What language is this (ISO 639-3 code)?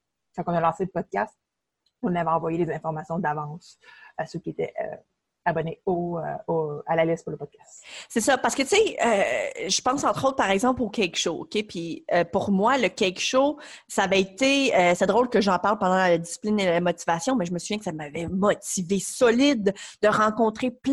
fra